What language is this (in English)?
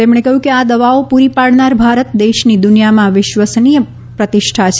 Gujarati